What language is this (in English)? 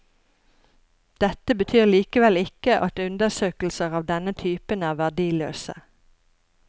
Norwegian